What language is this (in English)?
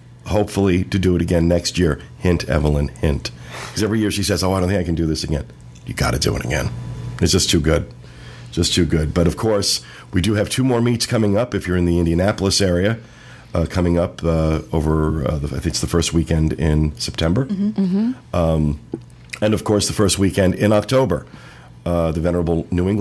English